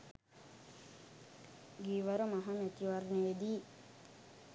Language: Sinhala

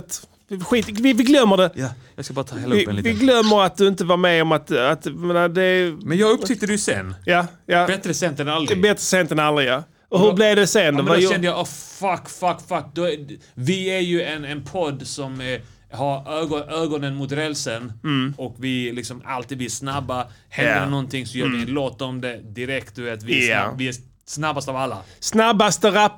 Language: Swedish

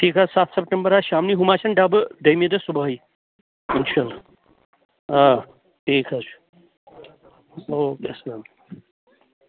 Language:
Kashmiri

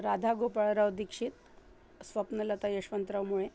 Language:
Sanskrit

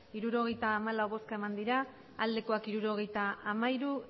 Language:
Basque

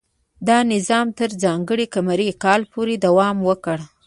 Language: Pashto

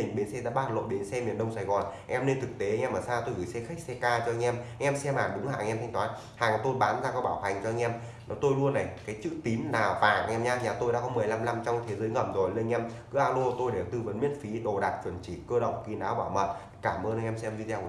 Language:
Vietnamese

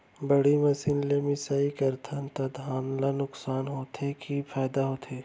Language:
Chhattisgarhi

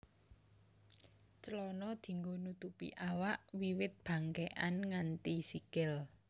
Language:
Javanese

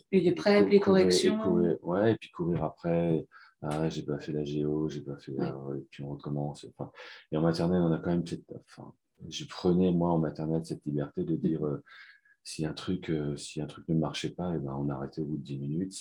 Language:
French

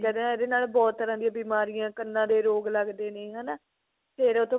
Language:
Punjabi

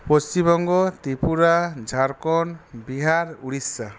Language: Bangla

